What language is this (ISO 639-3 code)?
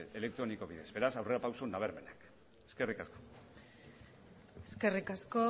eus